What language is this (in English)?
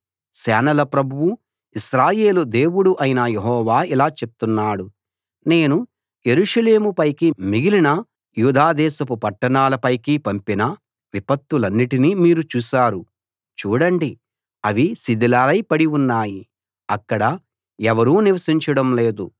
Telugu